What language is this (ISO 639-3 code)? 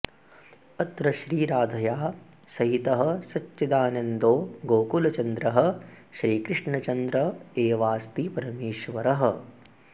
san